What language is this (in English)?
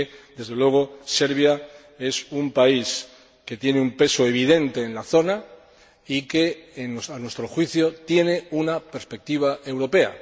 Spanish